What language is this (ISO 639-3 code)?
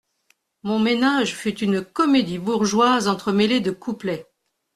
fra